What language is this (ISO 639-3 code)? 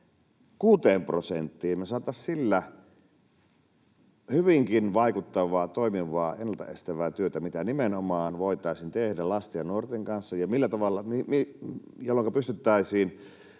fin